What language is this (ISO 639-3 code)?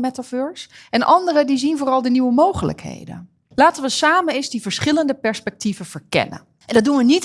nld